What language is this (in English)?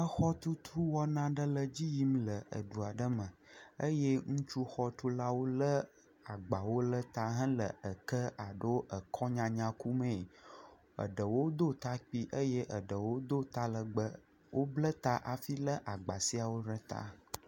Ewe